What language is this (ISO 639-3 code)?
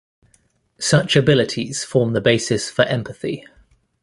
eng